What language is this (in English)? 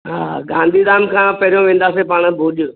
Sindhi